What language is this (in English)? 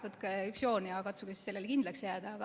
Estonian